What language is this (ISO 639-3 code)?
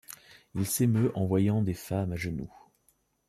fra